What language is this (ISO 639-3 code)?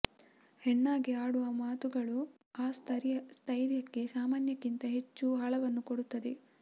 kan